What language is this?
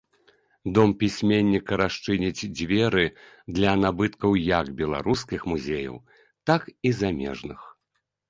Belarusian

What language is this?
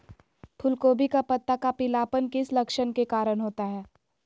Magahi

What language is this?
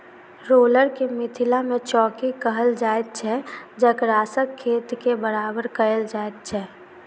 Maithili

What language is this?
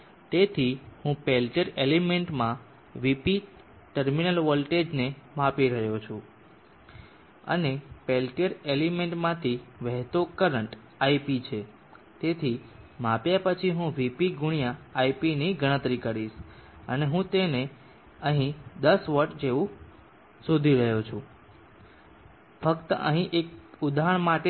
Gujarati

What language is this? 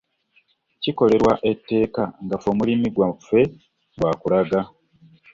Ganda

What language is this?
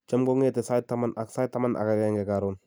Kalenjin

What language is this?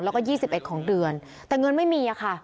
Thai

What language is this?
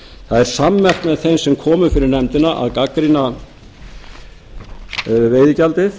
Icelandic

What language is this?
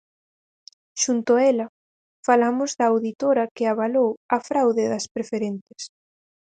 Galician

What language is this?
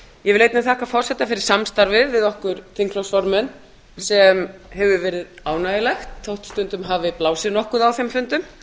Icelandic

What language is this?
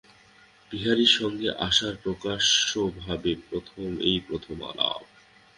Bangla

